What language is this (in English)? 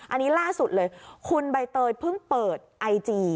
Thai